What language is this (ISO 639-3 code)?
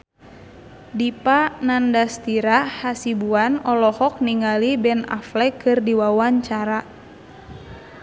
sun